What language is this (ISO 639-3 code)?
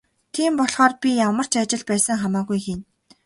mon